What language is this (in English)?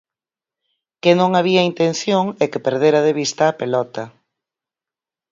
Galician